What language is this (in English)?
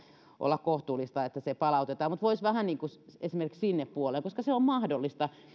Finnish